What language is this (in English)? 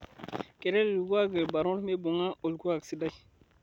Masai